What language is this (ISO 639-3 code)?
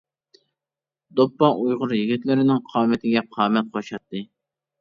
uig